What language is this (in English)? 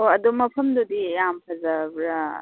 Manipuri